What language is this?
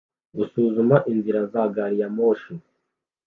Kinyarwanda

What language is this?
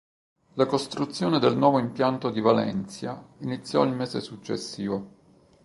Italian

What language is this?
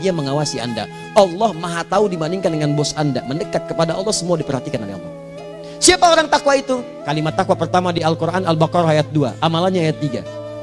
Indonesian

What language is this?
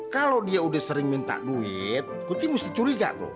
Indonesian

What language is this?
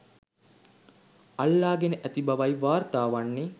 Sinhala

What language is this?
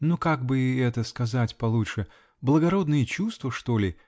Russian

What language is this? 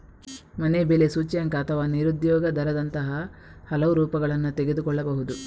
Kannada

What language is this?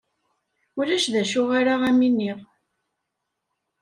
Kabyle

